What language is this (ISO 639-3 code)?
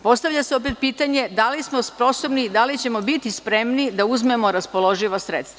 srp